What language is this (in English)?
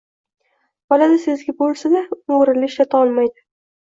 Uzbek